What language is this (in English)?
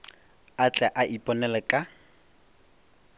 Northern Sotho